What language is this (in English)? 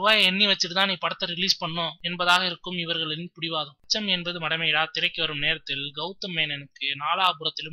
Spanish